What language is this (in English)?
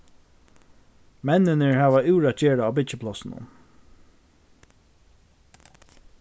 Faroese